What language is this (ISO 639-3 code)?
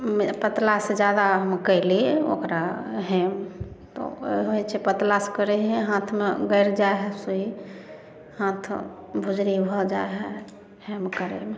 mai